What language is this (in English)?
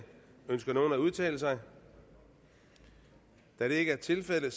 Danish